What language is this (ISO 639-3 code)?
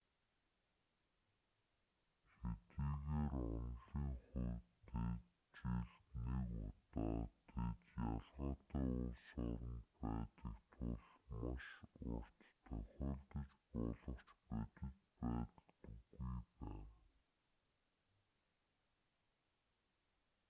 mon